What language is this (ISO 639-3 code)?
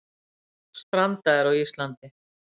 isl